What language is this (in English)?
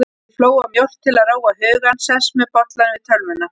Icelandic